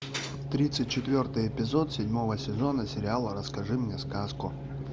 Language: Russian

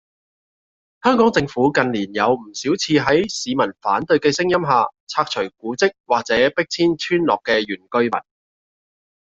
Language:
Cantonese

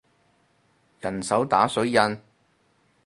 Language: Cantonese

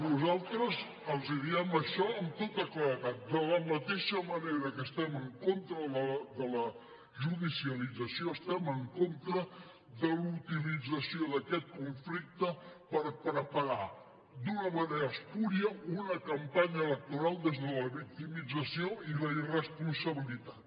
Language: Catalan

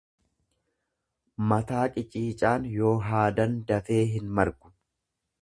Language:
Oromo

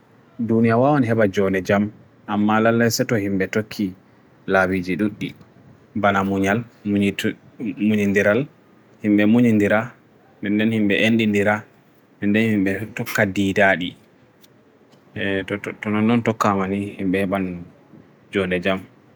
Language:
Bagirmi Fulfulde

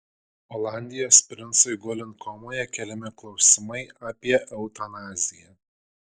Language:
Lithuanian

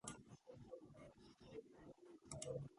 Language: Georgian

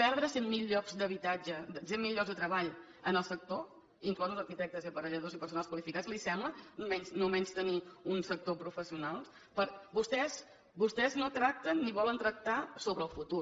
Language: Catalan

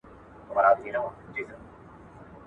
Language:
Pashto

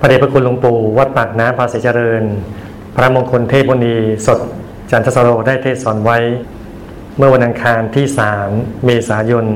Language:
Thai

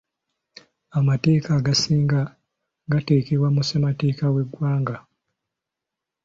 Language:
Ganda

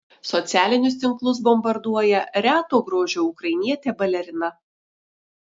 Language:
Lithuanian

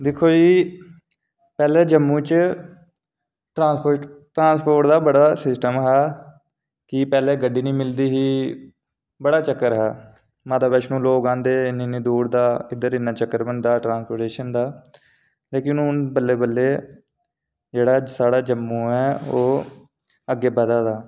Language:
Dogri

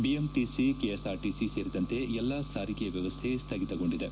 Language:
Kannada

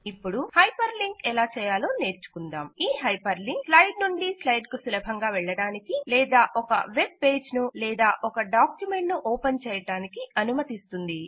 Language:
Telugu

